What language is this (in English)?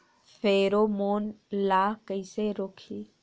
Chhattisgarhi